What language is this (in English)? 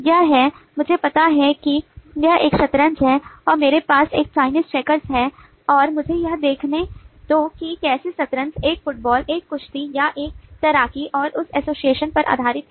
Hindi